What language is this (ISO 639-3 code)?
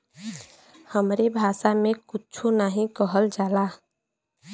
bho